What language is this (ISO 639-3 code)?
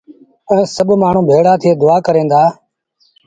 sbn